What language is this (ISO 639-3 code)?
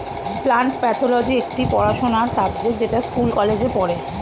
ben